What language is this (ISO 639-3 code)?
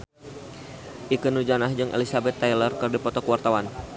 sun